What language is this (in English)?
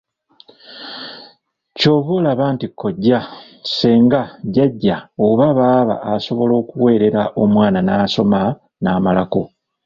Ganda